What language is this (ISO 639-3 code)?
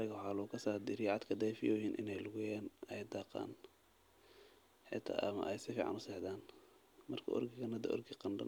som